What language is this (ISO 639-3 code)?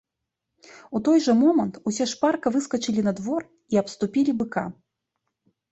bel